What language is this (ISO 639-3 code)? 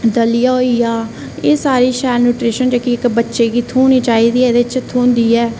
doi